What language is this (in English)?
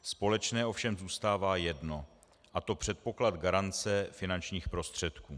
Czech